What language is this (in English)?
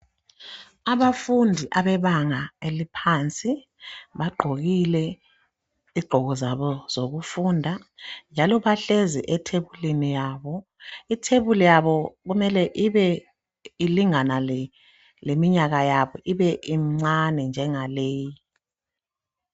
North Ndebele